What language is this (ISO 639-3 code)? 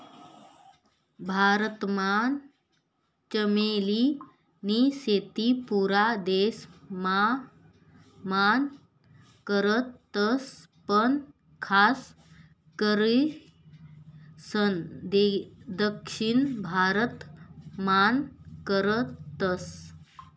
mar